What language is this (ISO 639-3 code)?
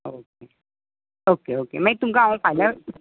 kok